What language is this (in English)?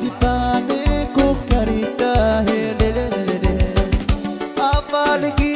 Indonesian